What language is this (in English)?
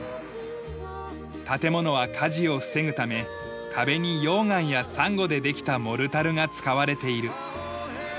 Japanese